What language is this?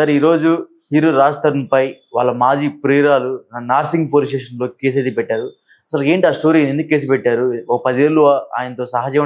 Telugu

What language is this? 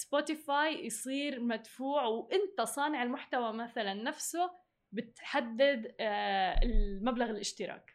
Arabic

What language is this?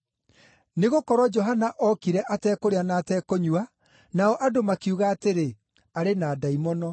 Kikuyu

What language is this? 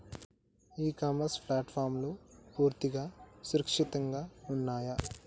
Telugu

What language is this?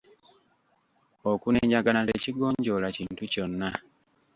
Ganda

